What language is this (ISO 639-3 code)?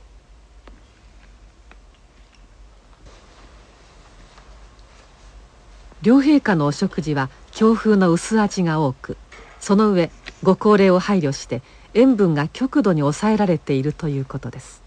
jpn